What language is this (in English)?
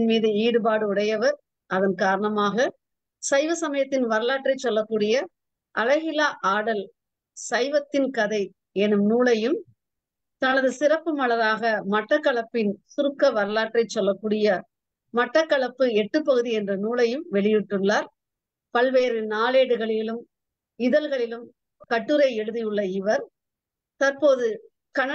Tamil